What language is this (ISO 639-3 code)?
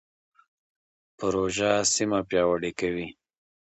pus